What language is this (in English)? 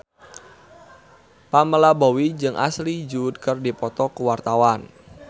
Sundanese